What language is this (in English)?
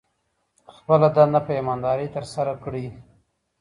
Pashto